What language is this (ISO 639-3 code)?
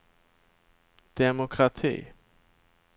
swe